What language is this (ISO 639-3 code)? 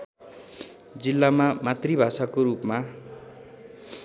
nep